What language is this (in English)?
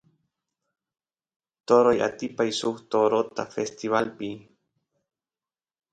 Santiago del Estero Quichua